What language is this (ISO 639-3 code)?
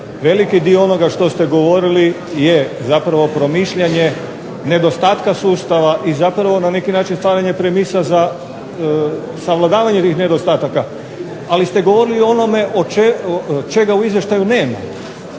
hrv